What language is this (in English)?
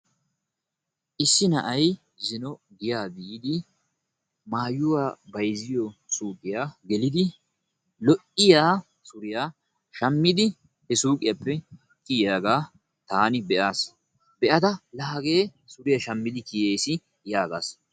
Wolaytta